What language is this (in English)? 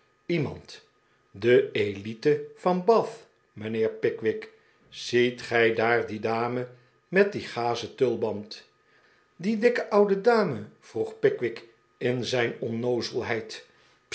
Dutch